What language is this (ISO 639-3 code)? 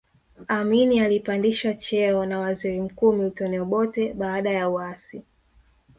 swa